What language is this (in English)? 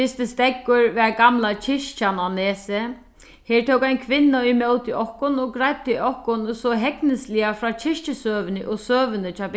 Faroese